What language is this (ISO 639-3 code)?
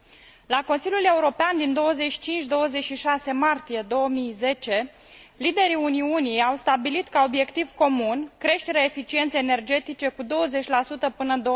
ron